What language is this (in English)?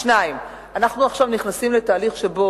Hebrew